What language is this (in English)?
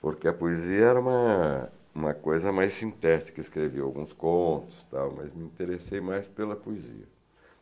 Portuguese